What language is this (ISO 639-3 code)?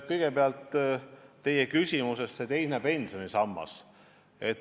est